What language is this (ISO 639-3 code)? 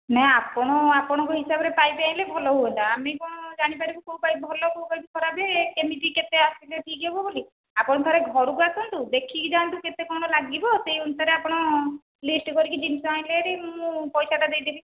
ori